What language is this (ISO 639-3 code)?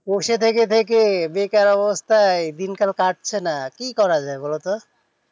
ben